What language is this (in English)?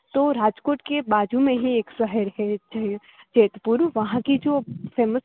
Gujarati